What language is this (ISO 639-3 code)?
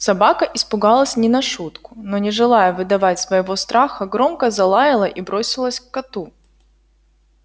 rus